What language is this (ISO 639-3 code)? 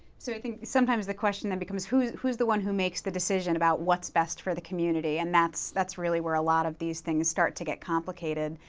eng